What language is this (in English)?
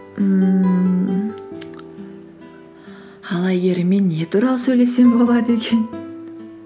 Kazakh